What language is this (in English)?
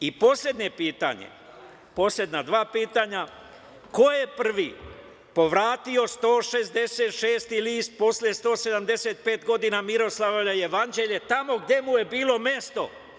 Serbian